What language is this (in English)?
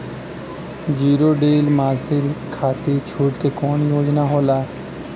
Bhojpuri